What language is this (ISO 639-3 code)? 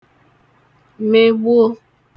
ibo